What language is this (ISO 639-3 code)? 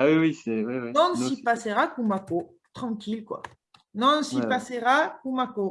fra